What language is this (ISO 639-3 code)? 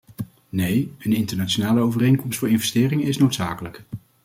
nld